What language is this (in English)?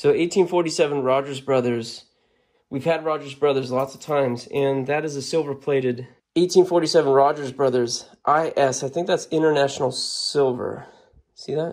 English